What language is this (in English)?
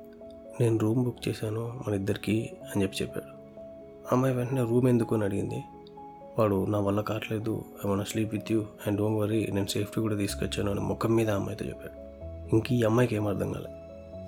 Telugu